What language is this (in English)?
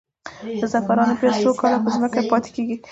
Pashto